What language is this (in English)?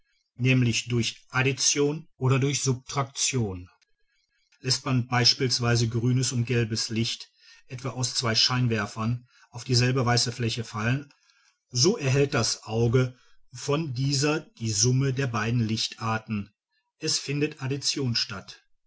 German